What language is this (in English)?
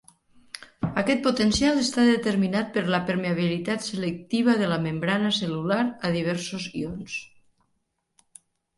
Catalan